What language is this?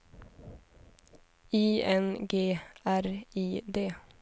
Swedish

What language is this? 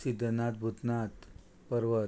Konkani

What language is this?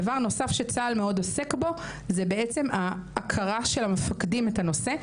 Hebrew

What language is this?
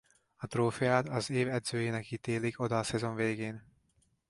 Hungarian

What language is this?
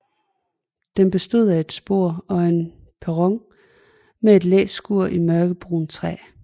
Danish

